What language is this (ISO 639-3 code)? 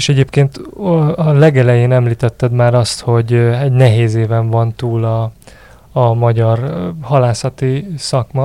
hun